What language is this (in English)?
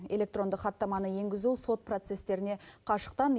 Kazakh